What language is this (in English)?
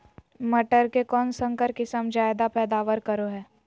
Magahi